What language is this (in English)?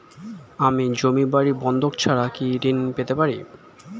Bangla